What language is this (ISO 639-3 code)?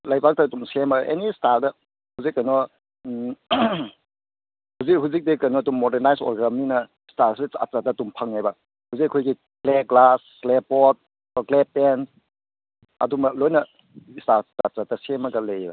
mni